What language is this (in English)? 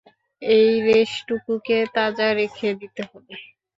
Bangla